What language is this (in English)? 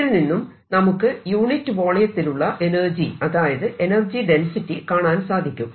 Malayalam